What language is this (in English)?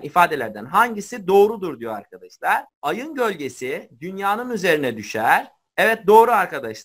Turkish